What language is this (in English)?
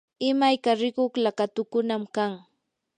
Yanahuanca Pasco Quechua